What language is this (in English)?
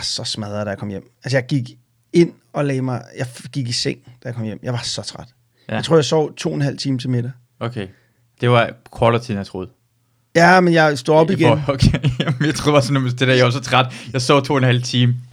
Danish